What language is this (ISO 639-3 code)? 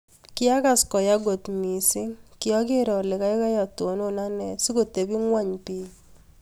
kln